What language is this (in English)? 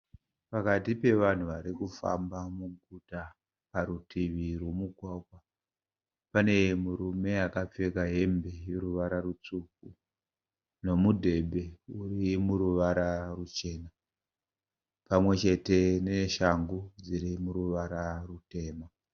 Shona